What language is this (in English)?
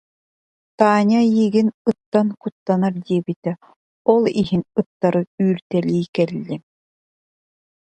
Yakut